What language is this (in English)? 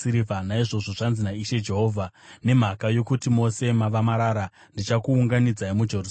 Shona